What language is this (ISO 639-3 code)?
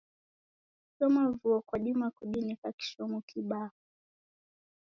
dav